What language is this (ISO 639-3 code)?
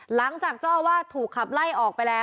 tha